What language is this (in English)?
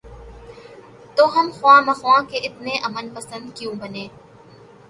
Urdu